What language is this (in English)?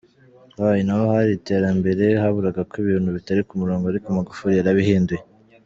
Kinyarwanda